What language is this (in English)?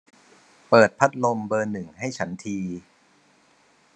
Thai